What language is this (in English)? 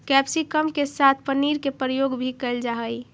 Magahi